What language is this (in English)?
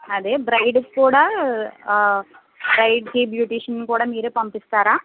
Telugu